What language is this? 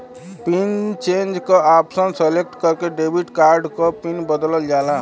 Bhojpuri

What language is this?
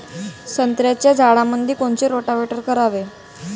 Marathi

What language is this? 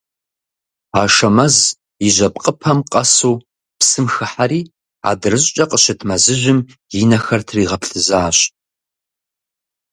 Kabardian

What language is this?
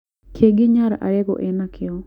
Kikuyu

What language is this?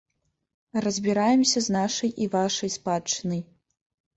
Belarusian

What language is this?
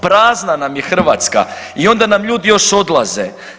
Croatian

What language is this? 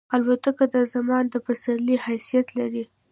Pashto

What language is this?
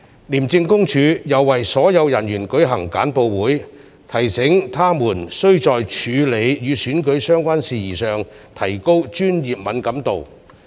Cantonese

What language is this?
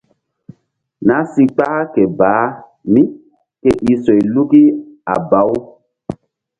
Mbum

